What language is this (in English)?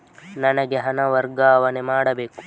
Kannada